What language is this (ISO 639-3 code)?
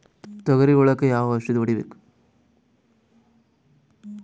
kan